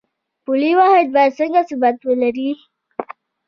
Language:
Pashto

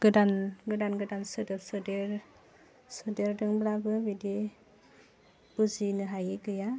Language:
Bodo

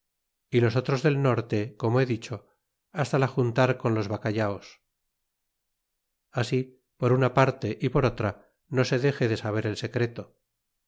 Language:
Spanish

